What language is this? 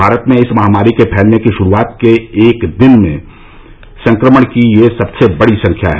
Hindi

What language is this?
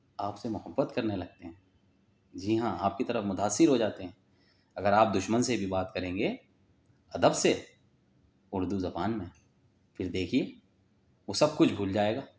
Urdu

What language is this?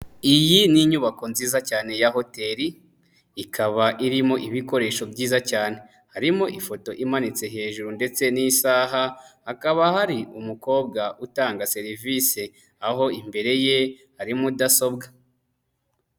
Kinyarwanda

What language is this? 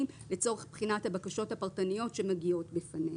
Hebrew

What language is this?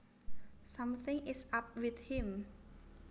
Javanese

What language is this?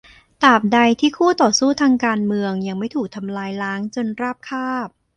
Thai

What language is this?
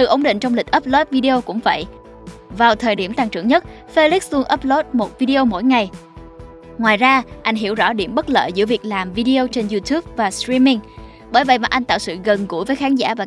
Vietnamese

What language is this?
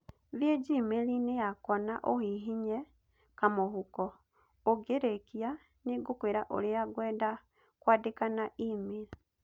Kikuyu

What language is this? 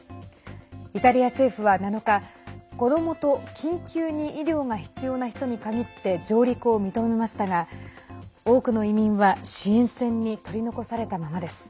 Japanese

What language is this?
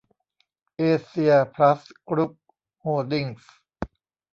Thai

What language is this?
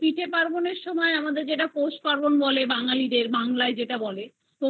Bangla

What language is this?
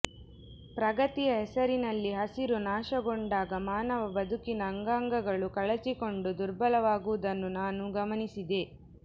Kannada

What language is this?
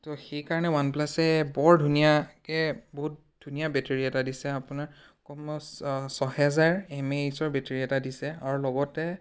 Assamese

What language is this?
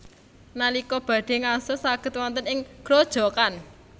Javanese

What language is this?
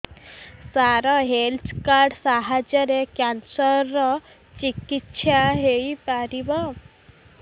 Odia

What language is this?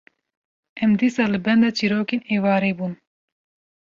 Kurdish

